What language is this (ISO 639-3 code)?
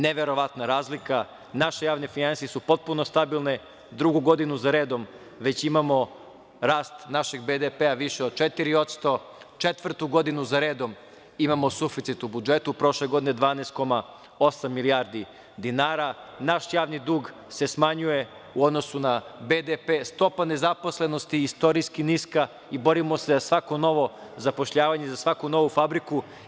srp